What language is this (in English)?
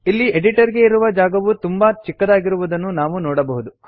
Kannada